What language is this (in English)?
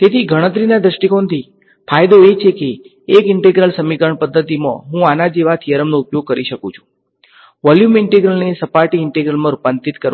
Gujarati